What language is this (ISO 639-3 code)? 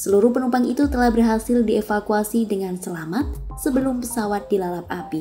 ind